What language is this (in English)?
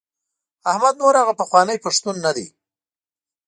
Pashto